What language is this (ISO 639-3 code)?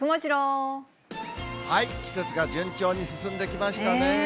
jpn